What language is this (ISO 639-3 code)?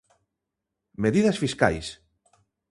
glg